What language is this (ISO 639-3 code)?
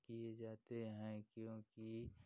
hin